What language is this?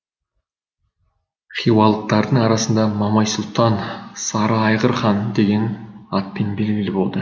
Kazakh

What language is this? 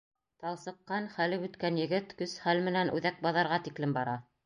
Bashkir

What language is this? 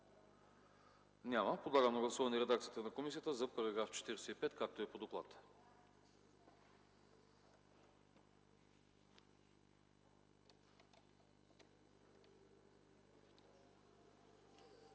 Bulgarian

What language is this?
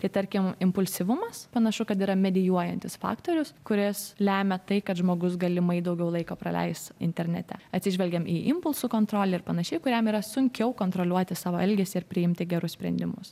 Lithuanian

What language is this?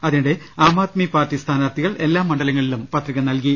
Malayalam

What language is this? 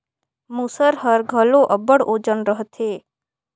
Chhattisgarhi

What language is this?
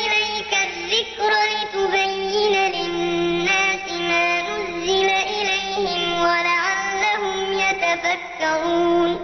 Arabic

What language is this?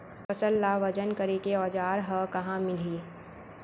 Chhattisgarhi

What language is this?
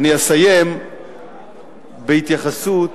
Hebrew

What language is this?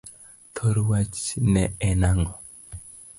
Luo (Kenya and Tanzania)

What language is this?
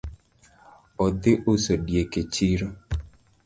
Luo (Kenya and Tanzania)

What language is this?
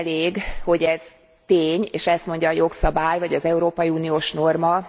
Hungarian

